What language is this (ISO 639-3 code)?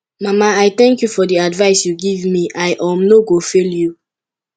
pcm